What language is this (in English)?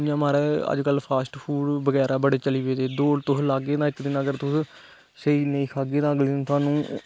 Dogri